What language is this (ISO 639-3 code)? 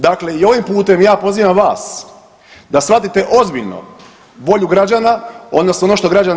hrv